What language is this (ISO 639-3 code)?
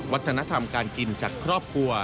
tha